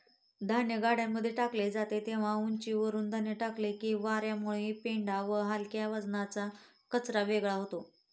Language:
Marathi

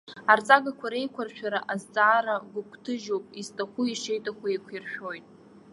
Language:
Abkhazian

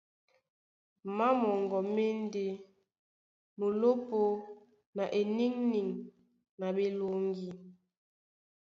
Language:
Duala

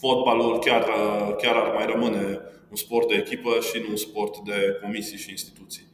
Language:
Romanian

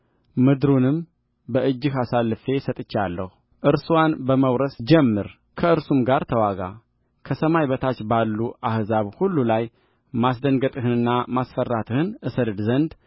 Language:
Amharic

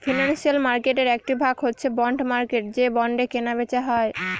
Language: Bangla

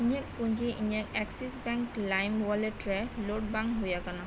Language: Santali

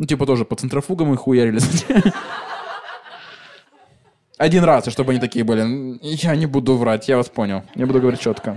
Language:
Russian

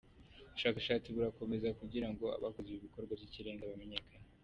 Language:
Kinyarwanda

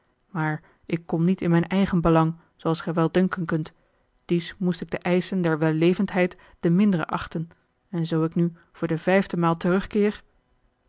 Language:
Dutch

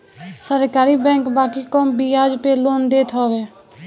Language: Bhojpuri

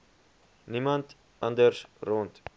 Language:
Afrikaans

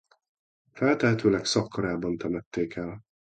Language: Hungarian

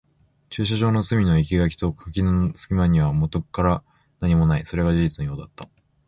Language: Japanese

